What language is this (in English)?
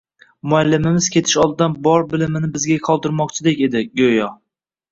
Uzbek